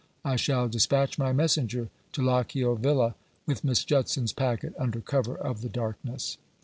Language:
English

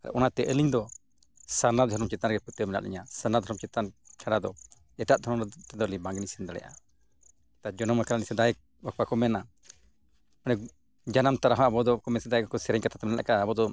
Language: Santali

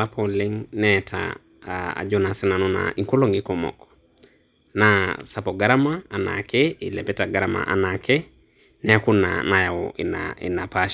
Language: Masai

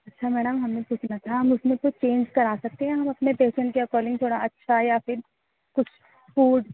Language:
Urdu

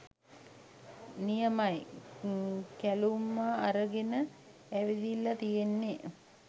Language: Sinhala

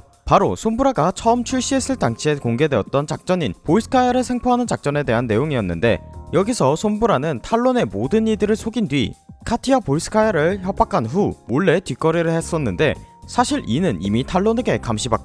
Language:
Korean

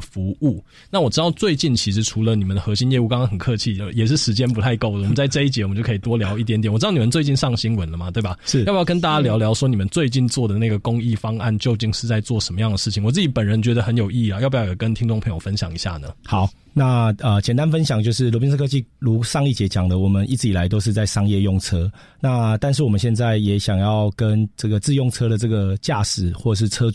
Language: Chinese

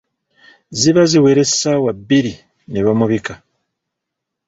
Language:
Ganda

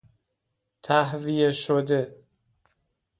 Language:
Persian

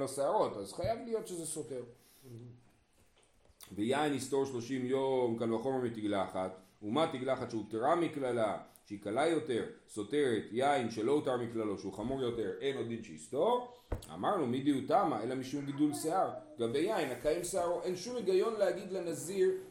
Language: Hebrew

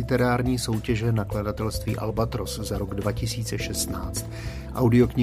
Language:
Czech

